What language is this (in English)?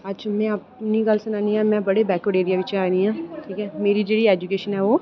Dogri